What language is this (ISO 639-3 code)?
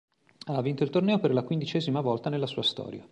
ita